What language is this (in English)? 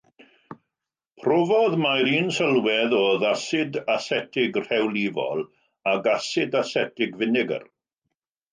Welsh